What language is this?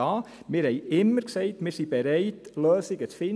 Swiss German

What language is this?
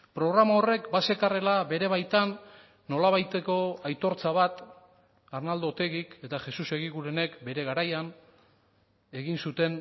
Basque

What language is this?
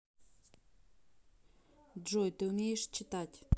Russian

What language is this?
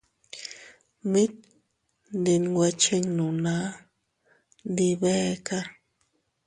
Teutila Cuicatec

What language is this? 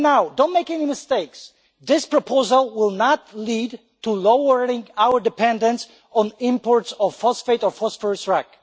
English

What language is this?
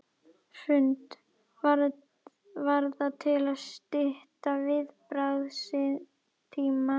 Icelandic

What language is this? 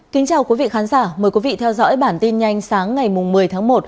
Vietnamese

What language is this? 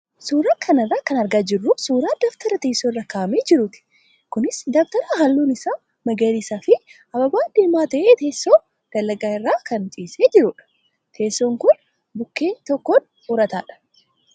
Oromo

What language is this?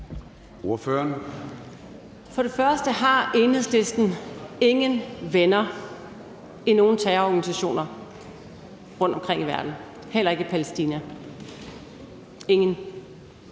Danish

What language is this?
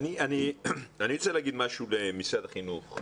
Hebrew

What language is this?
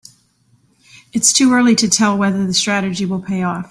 English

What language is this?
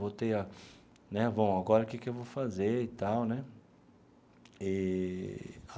Portuguese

